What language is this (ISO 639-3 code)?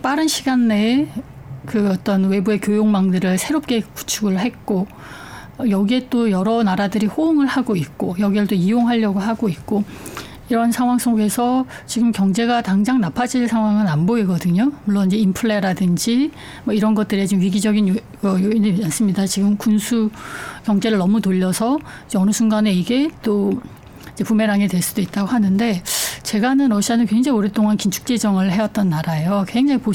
kor